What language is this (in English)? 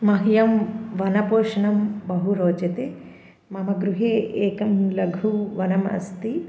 Sanskrit